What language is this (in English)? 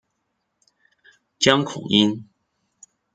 Chinese